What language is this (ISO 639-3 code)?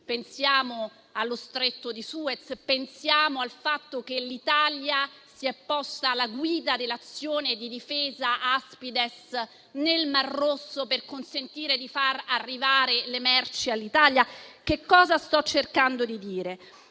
ita